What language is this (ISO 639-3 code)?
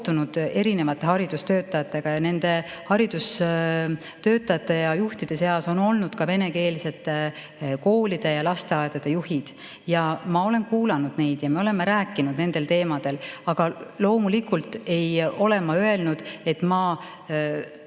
est